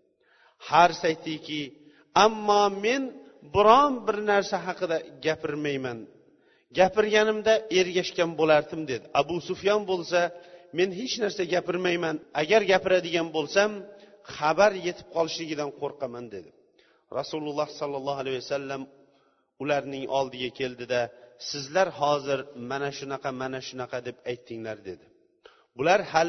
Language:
Bulgarian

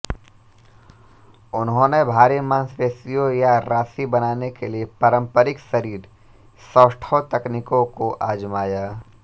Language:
Hindi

